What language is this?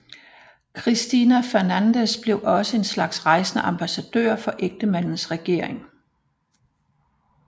Danish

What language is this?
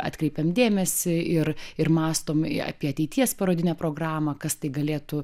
Lithuanian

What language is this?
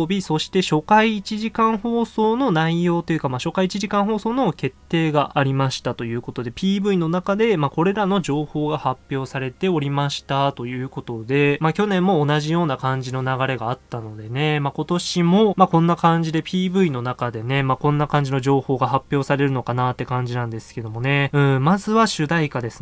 Japanese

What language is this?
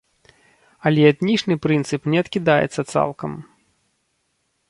Belarusian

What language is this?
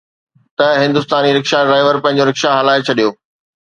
Sindhi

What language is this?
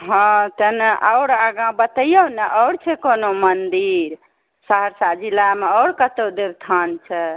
Maithili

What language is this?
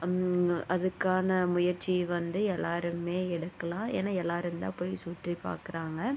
Tamil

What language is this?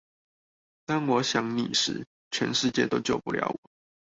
Chinese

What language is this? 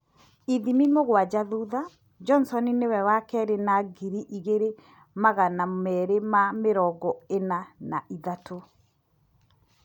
Kikuyu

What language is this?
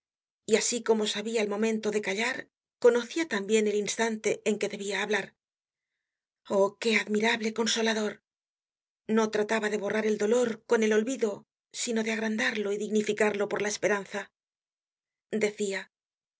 Spanish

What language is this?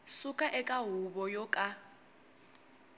Tsonga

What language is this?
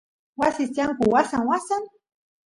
Santiago del Estero Quichua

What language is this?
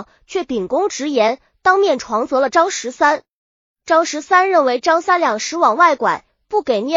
Chinese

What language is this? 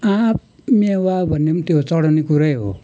Nepali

